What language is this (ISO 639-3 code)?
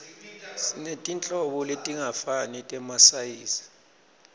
ssw